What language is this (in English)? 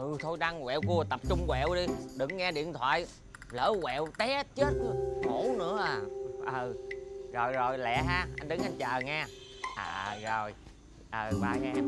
Vietnamese